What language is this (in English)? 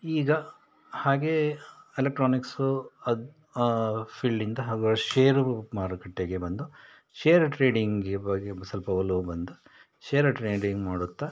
Kannada